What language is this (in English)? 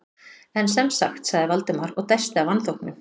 Icelandic